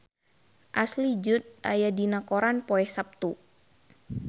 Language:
Sundanese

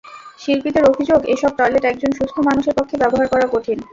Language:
Bangla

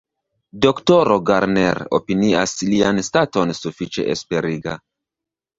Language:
Esperanto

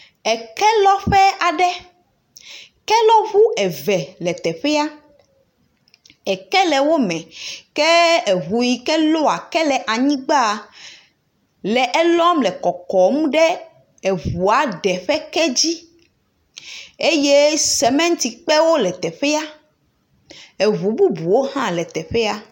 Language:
Ewe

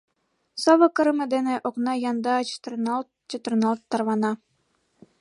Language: Mari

